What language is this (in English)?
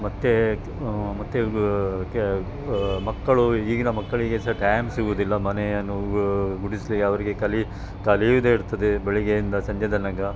Kannada